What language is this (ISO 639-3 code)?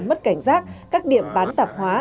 vie